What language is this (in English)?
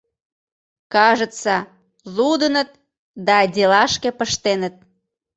Mari